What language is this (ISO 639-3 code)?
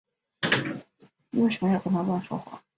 zho